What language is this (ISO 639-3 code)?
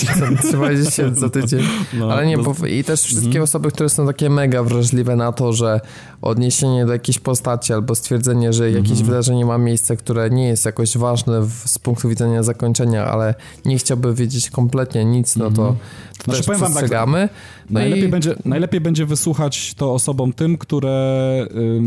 pol